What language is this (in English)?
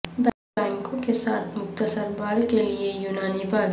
Urdu